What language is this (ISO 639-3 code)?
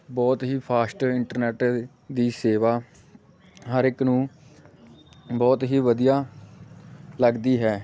pan